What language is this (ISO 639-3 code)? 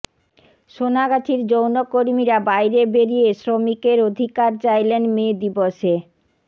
ben